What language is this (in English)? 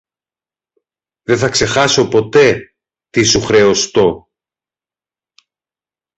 Greek